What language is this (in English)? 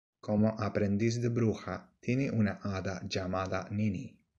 Spanish